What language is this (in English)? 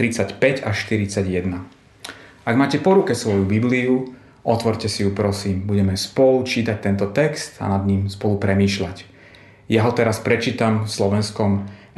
Slovak